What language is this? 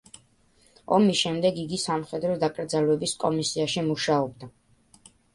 Georgian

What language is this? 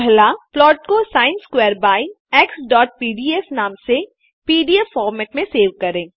Hindi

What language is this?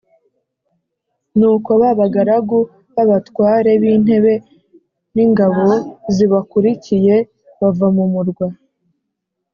Kinyarwanda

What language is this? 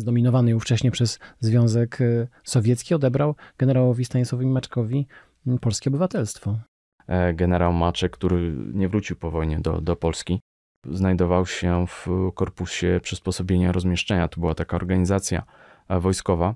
Polish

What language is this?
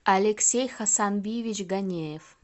Russian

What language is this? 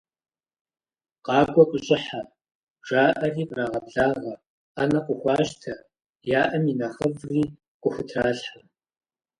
Kabardian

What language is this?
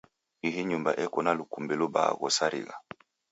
Taita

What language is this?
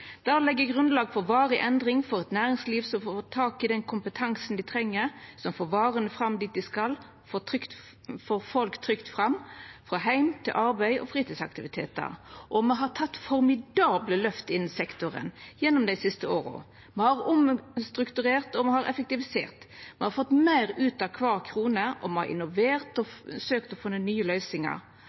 Norwegian Nynorsk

